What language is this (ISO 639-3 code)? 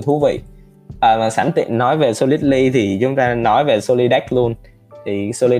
vie